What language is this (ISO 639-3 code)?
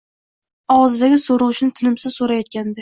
uzb